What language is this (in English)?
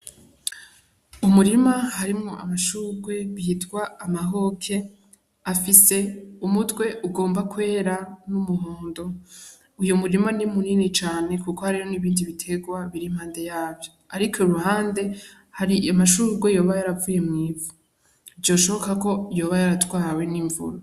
Rundi